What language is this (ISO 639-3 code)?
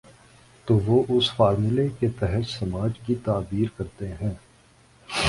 urd